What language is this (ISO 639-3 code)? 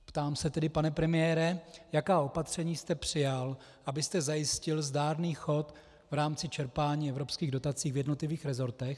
ces